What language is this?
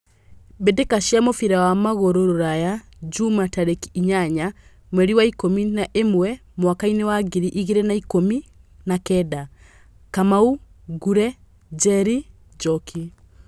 Kikuyu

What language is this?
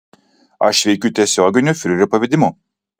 Lithuanian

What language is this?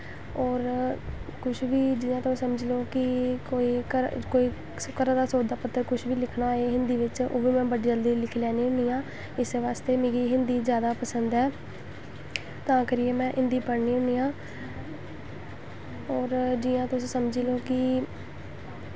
Dogri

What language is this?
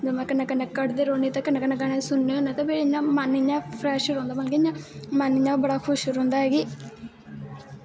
Dogri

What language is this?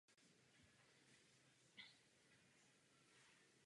Czech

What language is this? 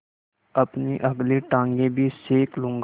Hindi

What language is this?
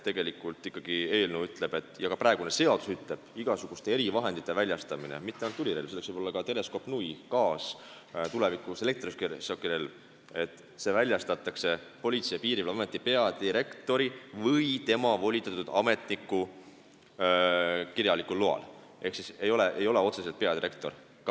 Estonian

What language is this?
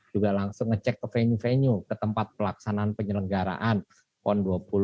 Indonesian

